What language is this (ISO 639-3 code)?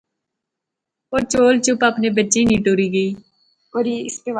phr